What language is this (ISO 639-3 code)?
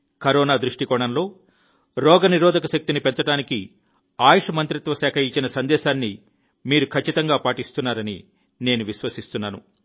tel